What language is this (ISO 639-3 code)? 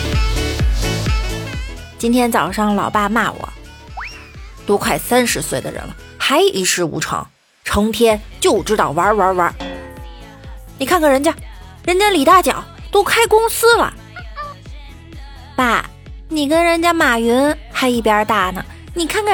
zho